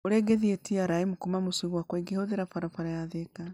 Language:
Kikuyu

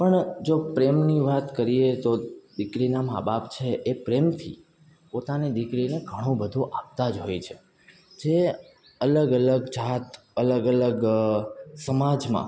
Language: Gujarati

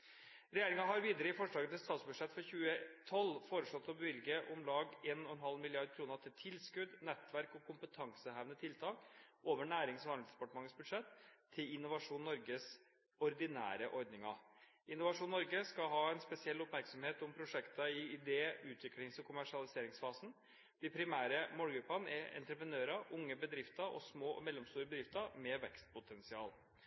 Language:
Norwegian Bokmål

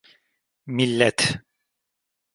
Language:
Turkish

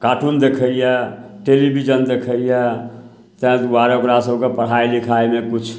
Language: Maithili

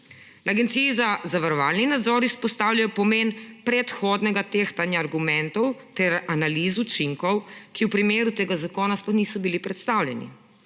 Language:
Slovenian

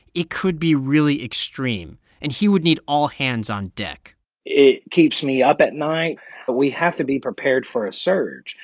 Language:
English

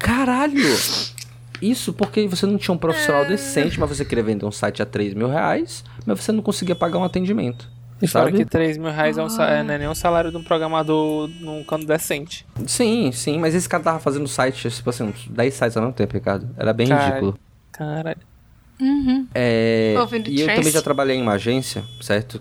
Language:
Portuguese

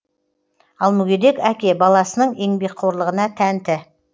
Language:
Kazakh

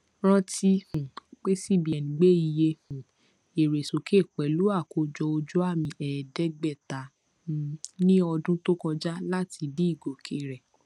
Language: Yoruba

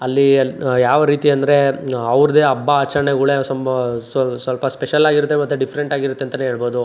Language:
Kannada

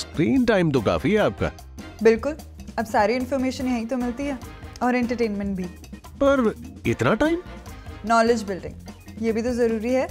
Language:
Hindi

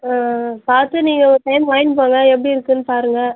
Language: Tamil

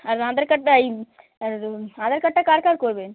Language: Bangla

